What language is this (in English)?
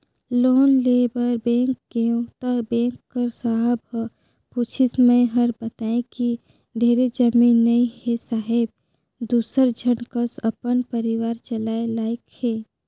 Chhattisgarhi